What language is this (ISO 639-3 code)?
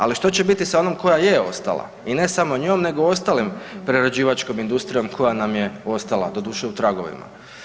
hrv